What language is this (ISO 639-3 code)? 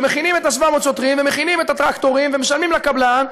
heb